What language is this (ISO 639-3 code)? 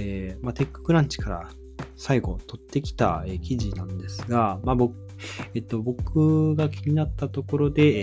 jpn